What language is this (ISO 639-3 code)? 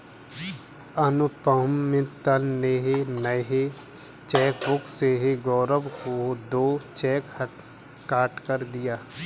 hin